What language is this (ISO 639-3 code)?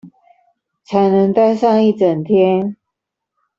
zho